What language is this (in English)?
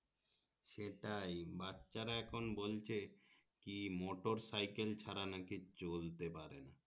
Bangla